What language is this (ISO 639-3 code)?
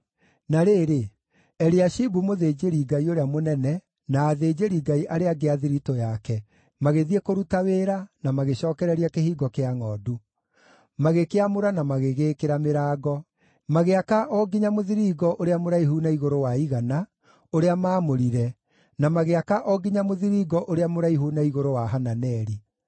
kik